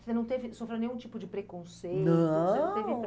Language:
Portuguese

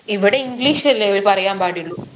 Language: Malayalam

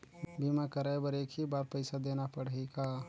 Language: Chhattisgarhi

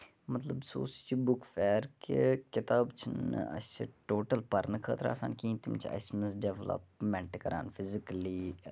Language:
Kashmiri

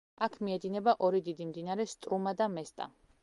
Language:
Georgian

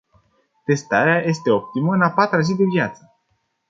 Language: Romanian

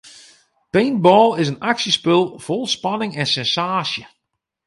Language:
Western Frisian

